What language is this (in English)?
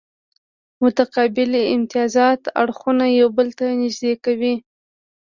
Pashto